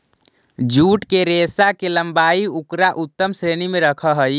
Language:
Magahi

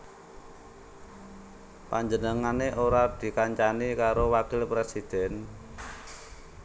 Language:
Javanese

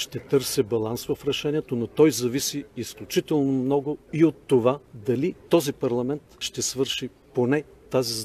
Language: Bulgarian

